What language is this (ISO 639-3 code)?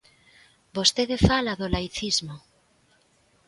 glg